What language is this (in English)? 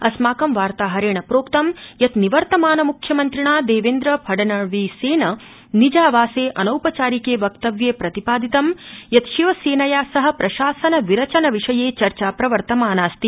Sanskrit